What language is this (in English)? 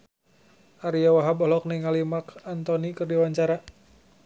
Sundanese